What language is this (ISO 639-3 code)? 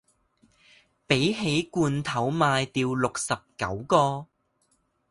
zho